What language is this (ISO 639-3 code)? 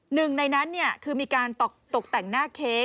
tha